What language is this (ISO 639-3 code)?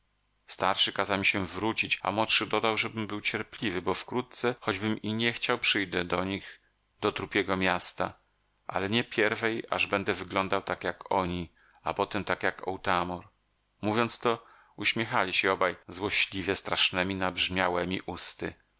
pol